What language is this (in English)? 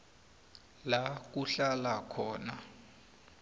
South Ndebele